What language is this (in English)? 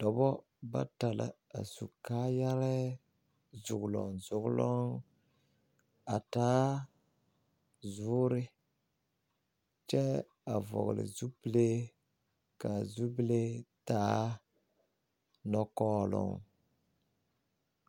Southern Dagaare